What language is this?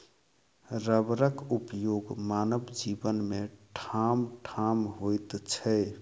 Maithili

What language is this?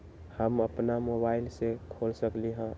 Magahi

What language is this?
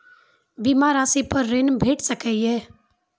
Maithili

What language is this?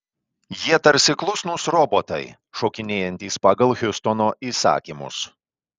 Lithuanian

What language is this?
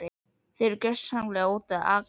Icelandic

